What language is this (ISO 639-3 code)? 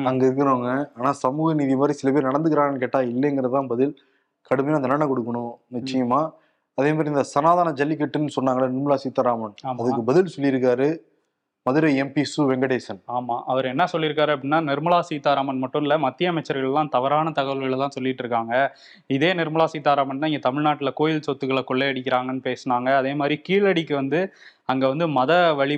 tam